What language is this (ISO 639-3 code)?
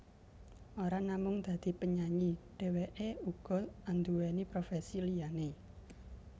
jav